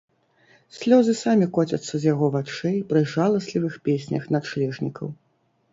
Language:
Belarusian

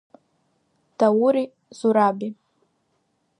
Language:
Abkhazian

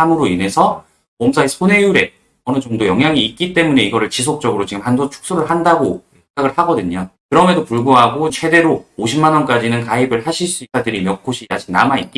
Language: Korean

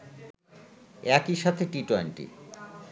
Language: Bangla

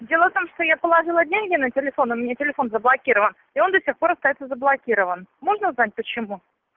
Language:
Russian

